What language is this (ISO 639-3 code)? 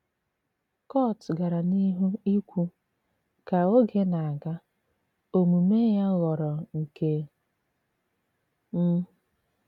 ibo